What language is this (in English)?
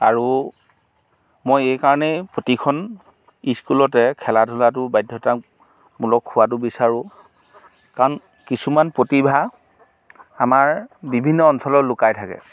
Assamese